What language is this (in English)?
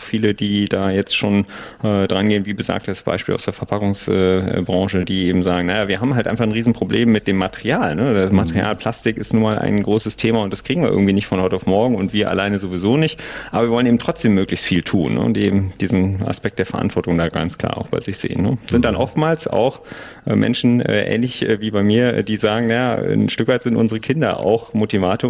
German